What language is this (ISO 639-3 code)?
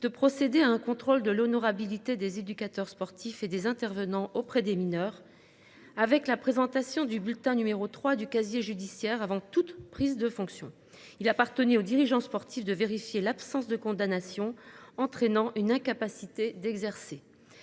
fra